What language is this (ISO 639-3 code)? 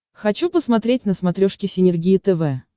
rus